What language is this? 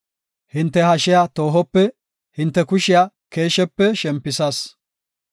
Gofa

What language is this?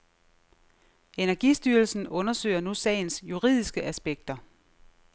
Danish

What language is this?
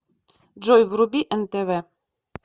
Russian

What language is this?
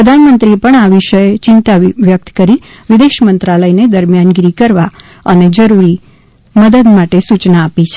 Gujarati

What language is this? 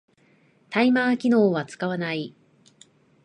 Japanese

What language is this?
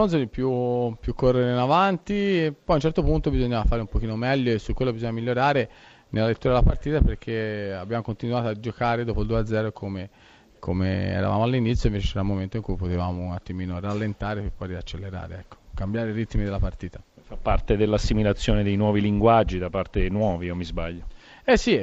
Italian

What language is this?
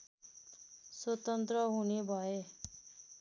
Nepali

